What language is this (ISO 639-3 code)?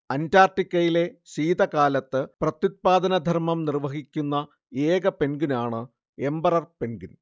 mal